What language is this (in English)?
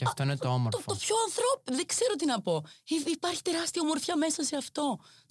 Greek